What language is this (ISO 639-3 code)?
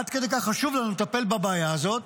heb